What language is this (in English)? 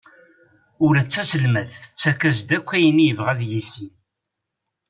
Kabyle